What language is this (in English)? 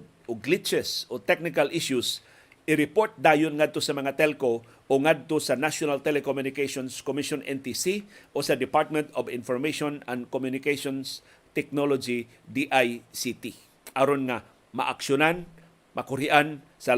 Filipino